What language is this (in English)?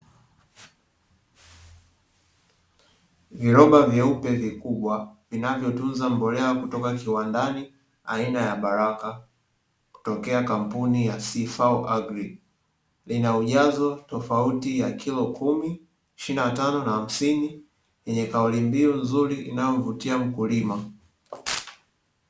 Swahili